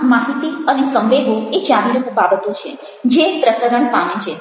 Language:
Gujarati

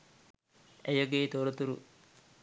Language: Sinhala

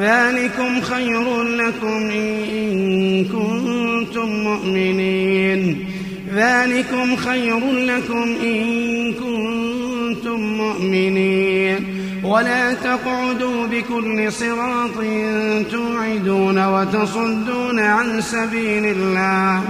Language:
Arabic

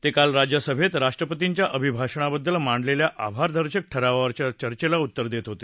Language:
Marathi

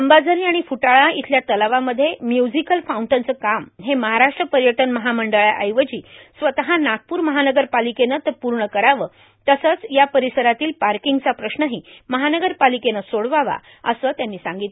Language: Marathi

